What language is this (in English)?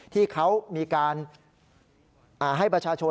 Thai